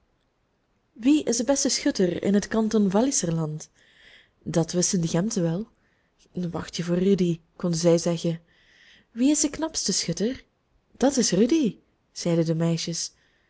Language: Dutch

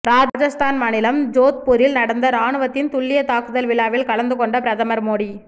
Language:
Tamil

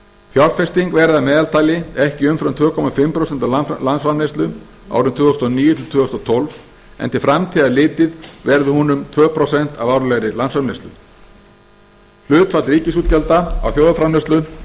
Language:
Icelandic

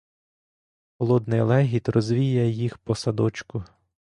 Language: Ukrainian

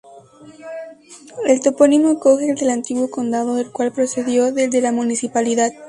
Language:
Spanish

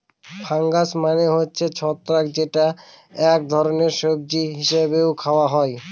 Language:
Bangla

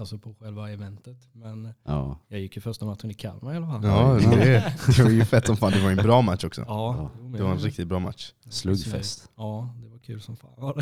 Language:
Swedish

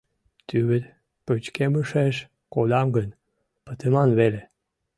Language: Mari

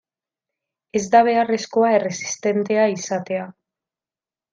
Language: Basque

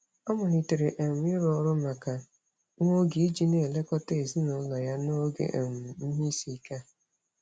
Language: Igbo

